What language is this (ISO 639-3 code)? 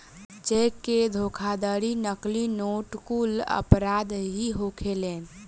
bho